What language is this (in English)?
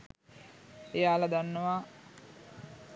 Sinhala